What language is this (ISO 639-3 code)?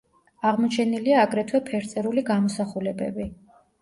kat